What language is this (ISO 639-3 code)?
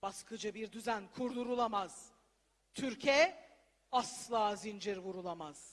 tur